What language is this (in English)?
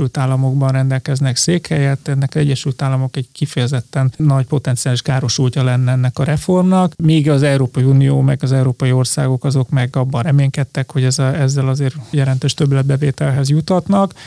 Hungarian